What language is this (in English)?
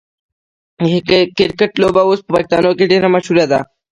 Pashto